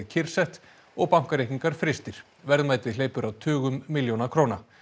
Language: Icelandic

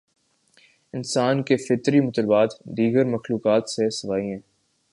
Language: Urdu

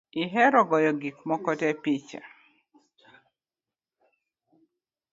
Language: Luo (Kenya and Tanzania)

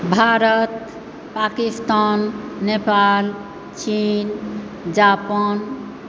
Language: Maithili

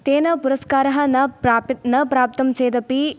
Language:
Sanskrit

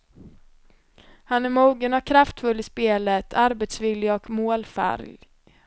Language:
Swedish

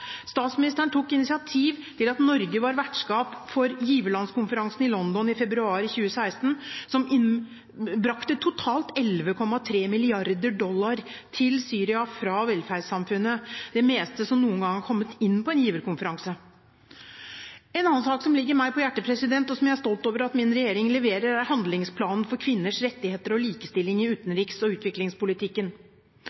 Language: Norwegian Bokmål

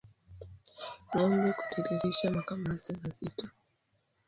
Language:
Swahili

